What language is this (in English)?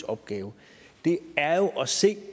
Danish